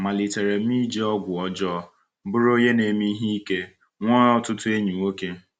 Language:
Igbo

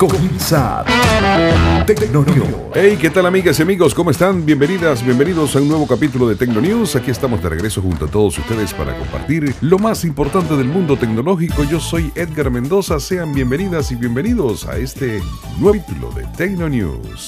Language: Spanish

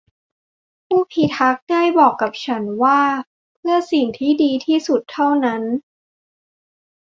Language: Thai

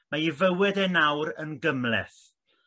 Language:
Welsh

